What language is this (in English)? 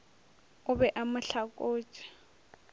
Northern Sotho